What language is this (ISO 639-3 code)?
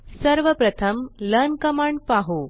mar